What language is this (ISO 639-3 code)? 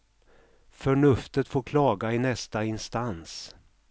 swe